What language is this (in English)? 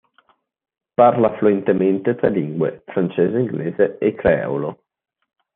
Italian